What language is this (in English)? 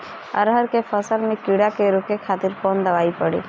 Bhojpuri